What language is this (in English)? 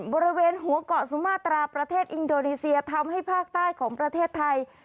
Thai